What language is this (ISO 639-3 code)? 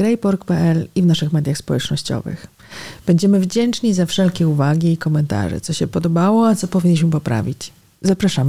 pol